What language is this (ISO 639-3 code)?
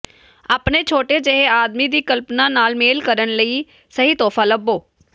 pan